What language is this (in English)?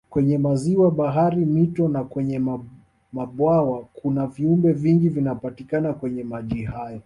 Swahili